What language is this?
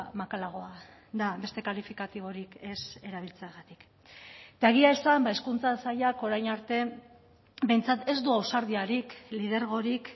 Basque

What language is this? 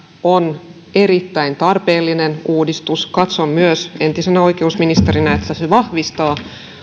Finnish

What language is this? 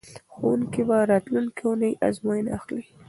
Pashto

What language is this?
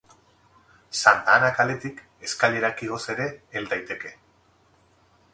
Basque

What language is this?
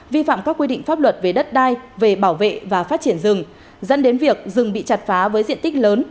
Vietnamese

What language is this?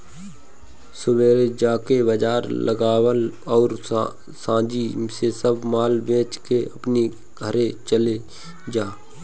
Bhojpuri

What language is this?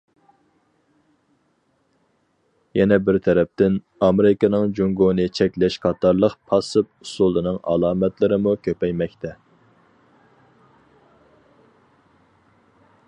Uyghur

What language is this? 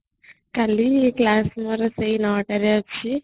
Odia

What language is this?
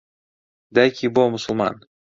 Central Kurdish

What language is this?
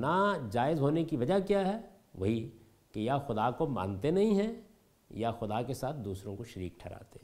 Urdu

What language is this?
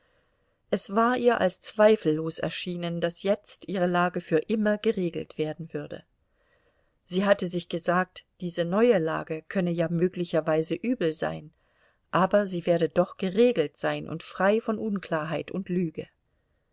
German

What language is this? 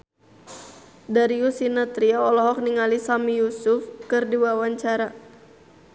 Sundanese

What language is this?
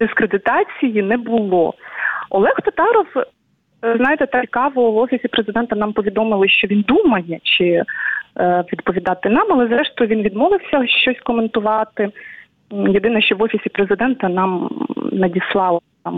Ukrainian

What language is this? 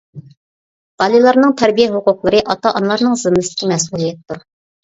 Uyghur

